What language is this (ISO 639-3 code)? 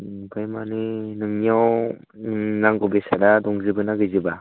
brx